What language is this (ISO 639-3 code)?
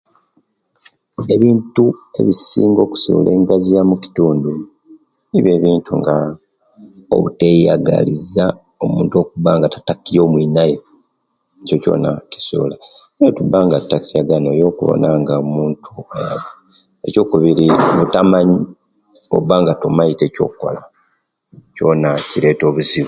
lke